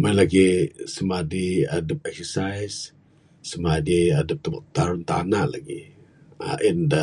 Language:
Bukar-Sadung Bidayuh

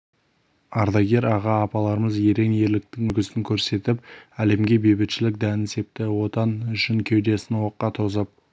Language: Kazakh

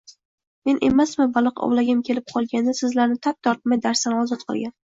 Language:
Uzbek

